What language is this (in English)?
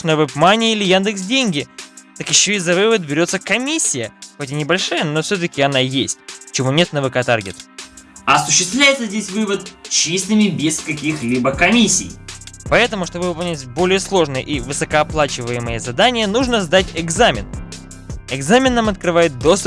Russian